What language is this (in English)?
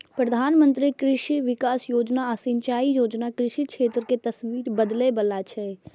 Maithili